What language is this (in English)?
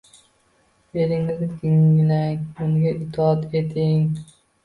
Uzbek